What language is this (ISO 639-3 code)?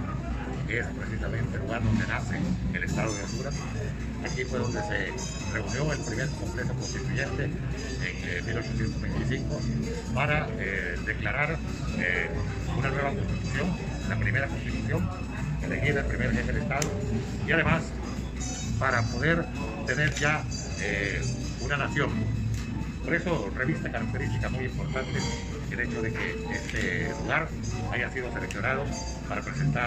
spa